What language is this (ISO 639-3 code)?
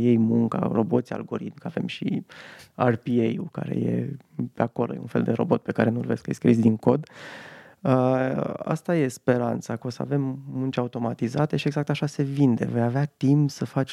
ron